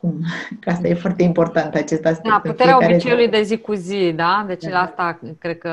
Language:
Romanian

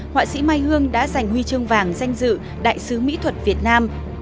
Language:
Vietnamese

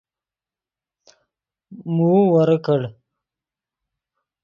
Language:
Yidgha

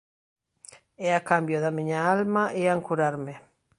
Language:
Galician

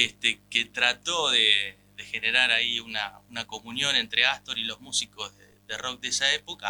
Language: Spanish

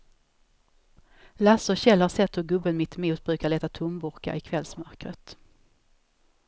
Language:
Swedish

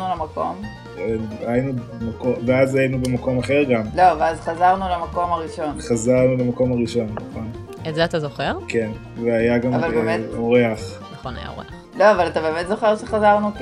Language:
Hebrew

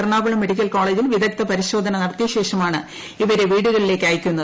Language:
Malayalam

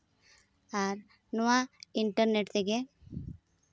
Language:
Santali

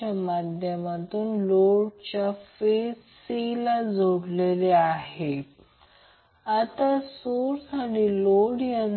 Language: Marathi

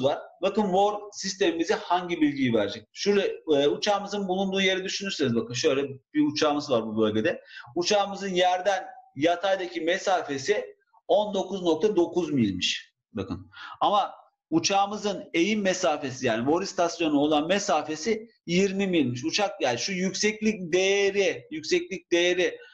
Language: Turkish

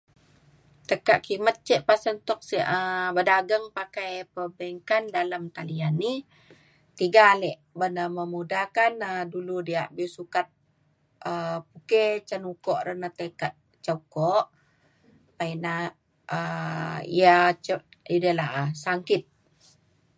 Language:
Mainstream Kenyah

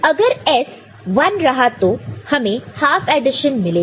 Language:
Hindi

